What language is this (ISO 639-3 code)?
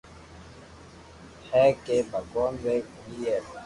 lrk